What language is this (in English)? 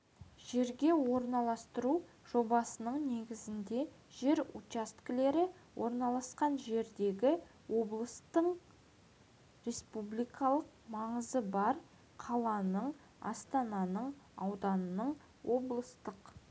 Kazakh